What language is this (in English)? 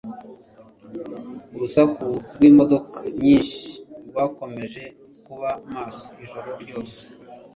Kinyarwanda